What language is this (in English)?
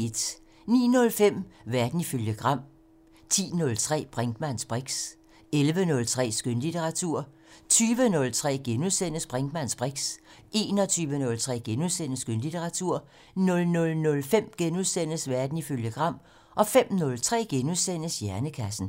Danish